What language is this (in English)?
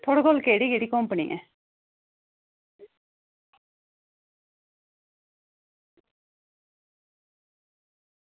Dogri